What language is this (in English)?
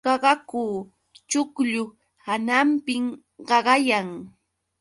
Yauyos Quechua